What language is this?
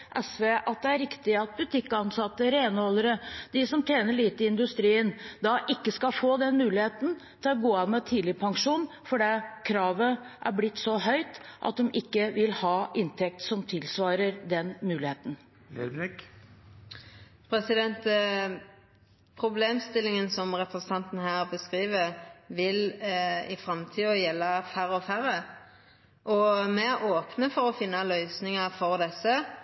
Norwegian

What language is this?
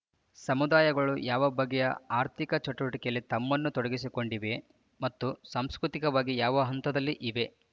Kannada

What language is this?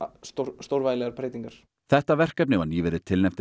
Icelandic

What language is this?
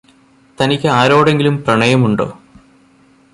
Malayalam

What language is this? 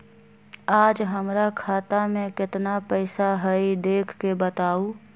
Magahi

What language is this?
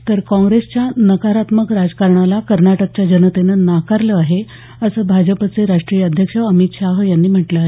Marathi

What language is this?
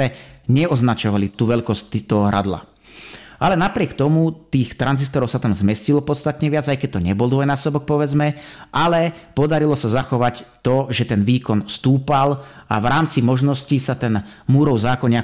Slovak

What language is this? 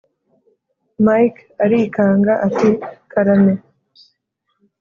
Kinyarwanda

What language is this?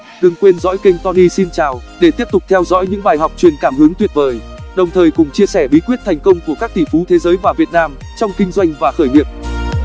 Vietnamese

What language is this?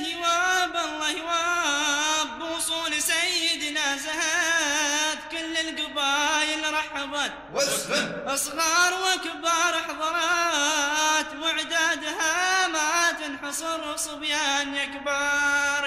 Arabic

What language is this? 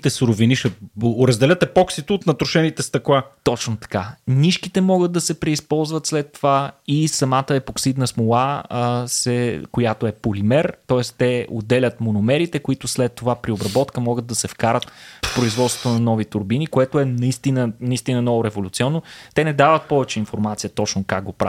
Bulgarian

